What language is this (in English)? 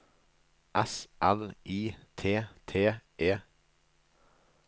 Norwegian